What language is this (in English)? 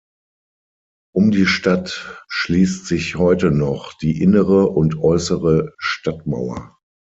German